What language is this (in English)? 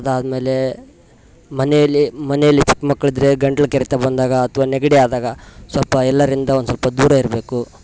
Kannada